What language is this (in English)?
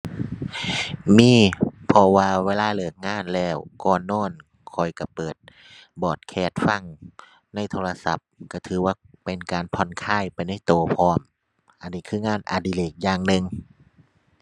Thai